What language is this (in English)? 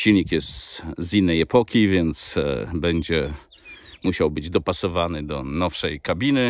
Polish